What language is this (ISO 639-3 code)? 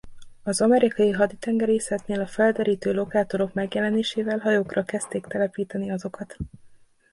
hun